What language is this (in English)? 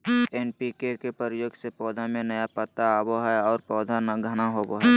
Magahi